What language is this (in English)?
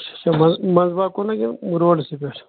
Kashmiri